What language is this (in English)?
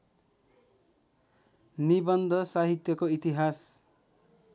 Nepali